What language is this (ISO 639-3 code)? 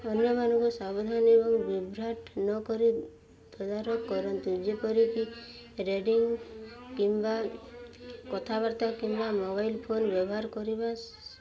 ori